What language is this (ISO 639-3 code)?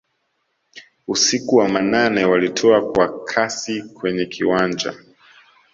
swa